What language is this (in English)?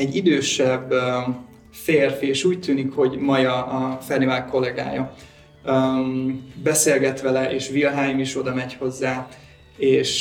Hungarian